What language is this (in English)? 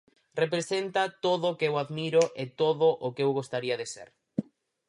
Galician